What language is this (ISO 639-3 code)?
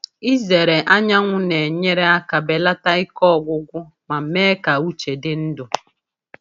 ibo